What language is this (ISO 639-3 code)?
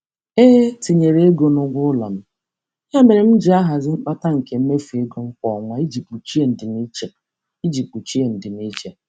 ibo